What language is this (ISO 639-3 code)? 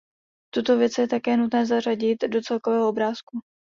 ces